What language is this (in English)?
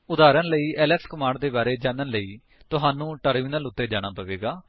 Punjabi